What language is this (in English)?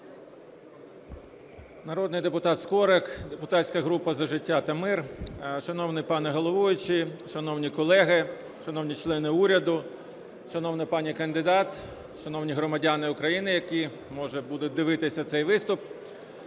Ukrainian